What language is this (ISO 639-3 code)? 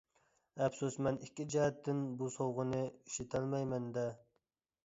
uig